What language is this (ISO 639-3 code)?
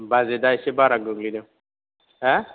brx